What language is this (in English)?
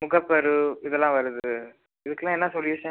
Tamil